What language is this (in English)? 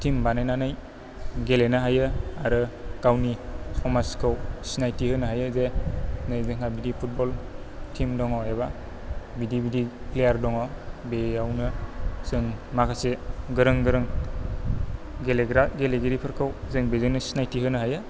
Bodo